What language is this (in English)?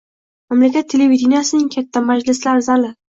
Uzbek